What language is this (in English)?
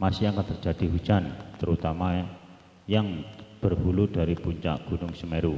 Indonesian